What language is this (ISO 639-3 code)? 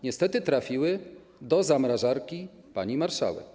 pol